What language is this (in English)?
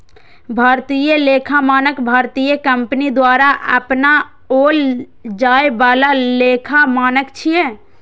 Maithili